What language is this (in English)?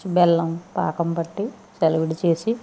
Telugu